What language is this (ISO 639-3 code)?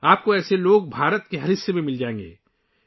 urd